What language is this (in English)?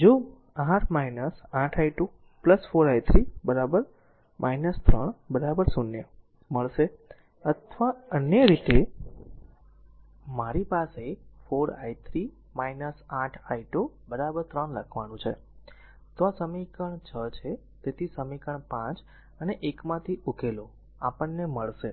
Gujarati